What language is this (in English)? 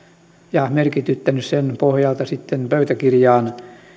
Finnish